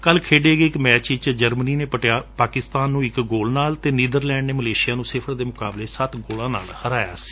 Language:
Punjabi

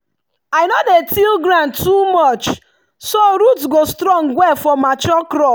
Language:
Nigerian Pidgin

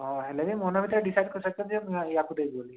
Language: Odia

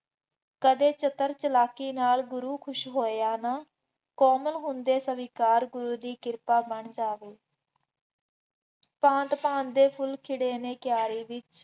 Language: Punjabi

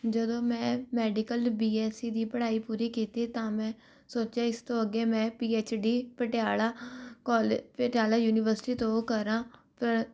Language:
Punjabi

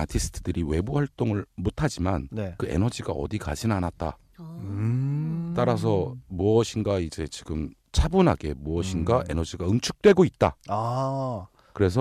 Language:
Korean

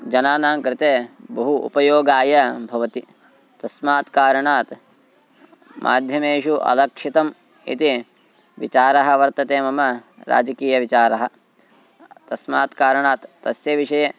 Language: Sanskrit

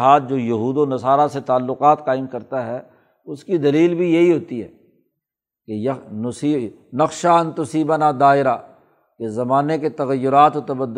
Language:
Urdu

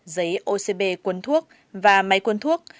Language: Vietnamese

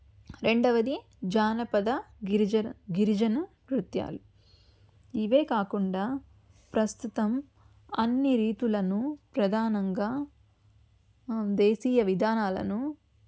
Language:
Telugu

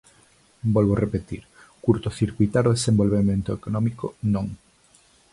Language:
Galician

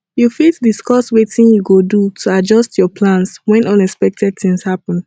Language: Nigerian Pidgin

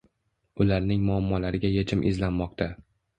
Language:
Uzbek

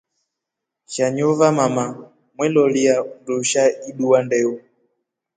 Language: Rombo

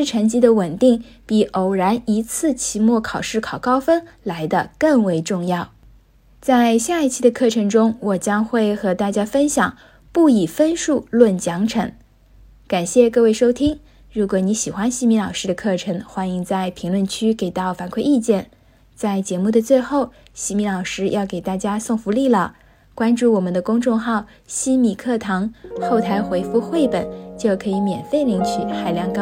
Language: Chinese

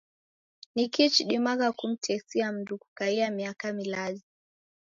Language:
Taita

